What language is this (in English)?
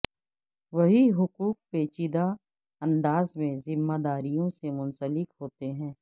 Urdu